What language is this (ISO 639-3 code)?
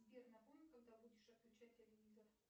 rus